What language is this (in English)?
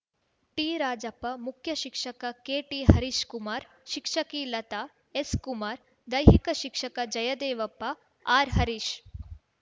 Kannada